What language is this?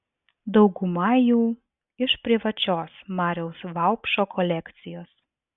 Lithuanian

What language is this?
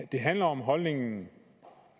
Danish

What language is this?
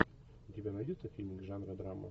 Russian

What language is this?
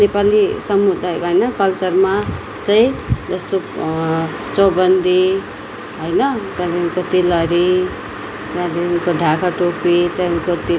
Nepali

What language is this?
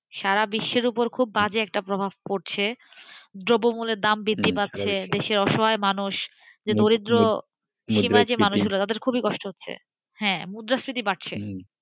Bangla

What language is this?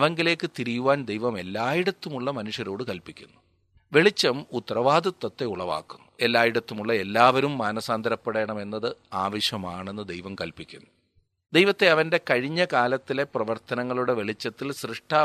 Malayalam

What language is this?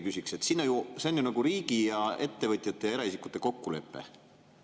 Estonian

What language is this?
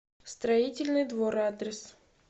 Russian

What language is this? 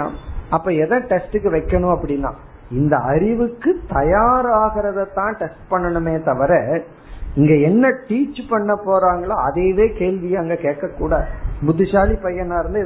Tamil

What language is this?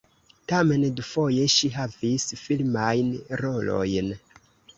Esperanto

